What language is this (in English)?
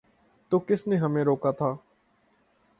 Urdu